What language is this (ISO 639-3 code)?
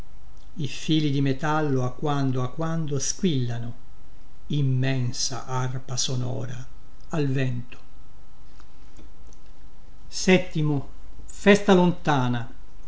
ita